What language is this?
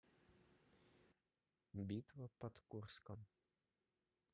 Russian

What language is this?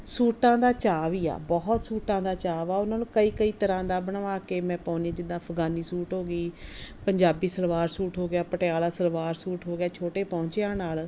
Punjabi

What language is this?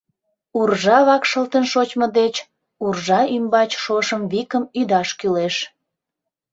Mari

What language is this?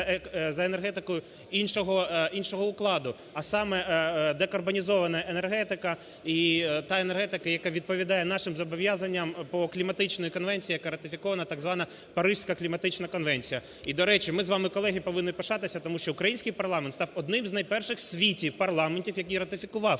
Ukrainian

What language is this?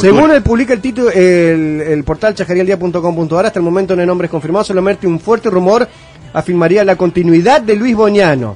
Spanish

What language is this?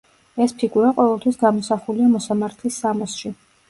Georgian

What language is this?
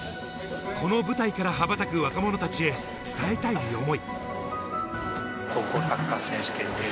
Japanese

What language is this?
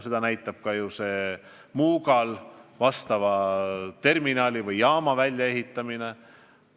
Estonian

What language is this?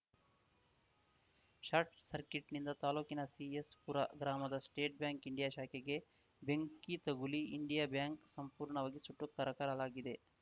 Kannada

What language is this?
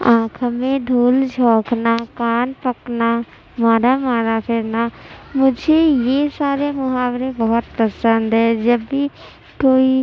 Urdu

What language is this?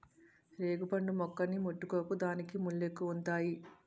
Telugu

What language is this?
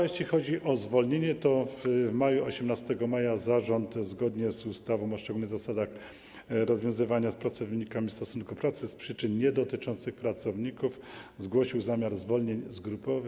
Polish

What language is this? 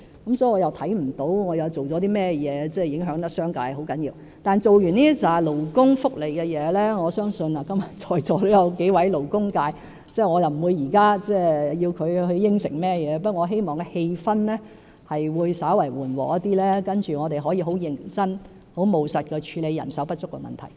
Cantonese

